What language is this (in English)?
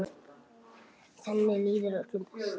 Icelandic